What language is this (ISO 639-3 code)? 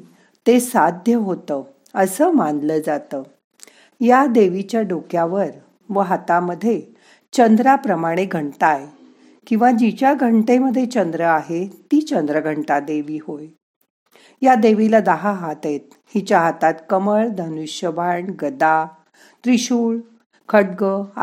mar